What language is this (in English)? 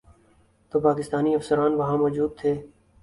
Urdu